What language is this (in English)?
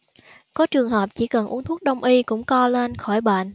Vietnamese